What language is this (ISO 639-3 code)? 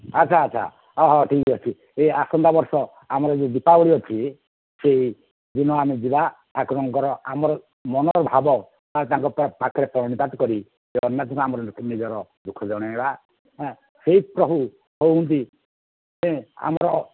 ori